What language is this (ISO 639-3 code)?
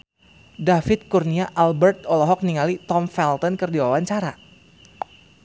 sun